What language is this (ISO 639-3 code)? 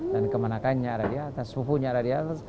ind